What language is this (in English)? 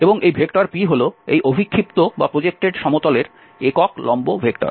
Bangla